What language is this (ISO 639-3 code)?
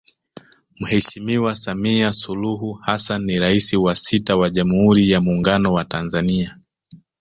swa